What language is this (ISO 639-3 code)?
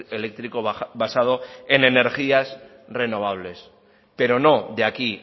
spa